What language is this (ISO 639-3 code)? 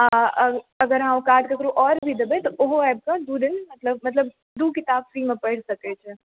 mai